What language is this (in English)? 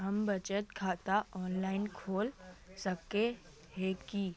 Magahi